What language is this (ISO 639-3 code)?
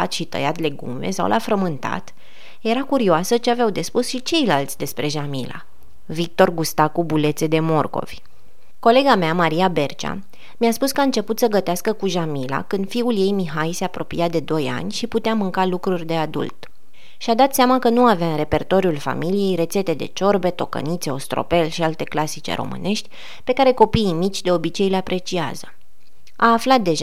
ron